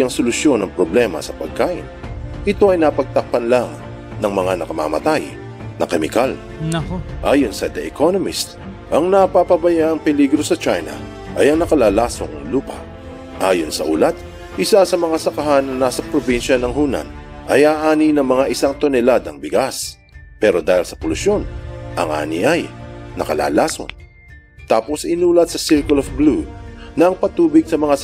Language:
Filipino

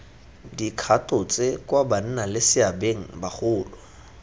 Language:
Tswana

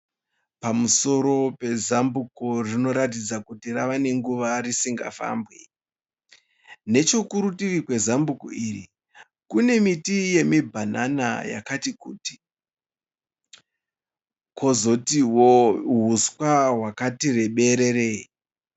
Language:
Shona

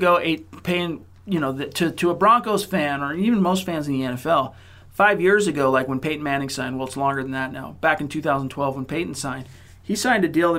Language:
English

